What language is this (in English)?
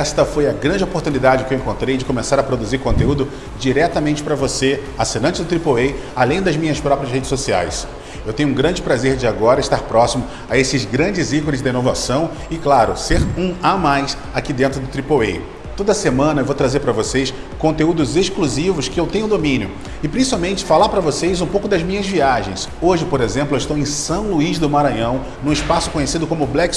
Portuguese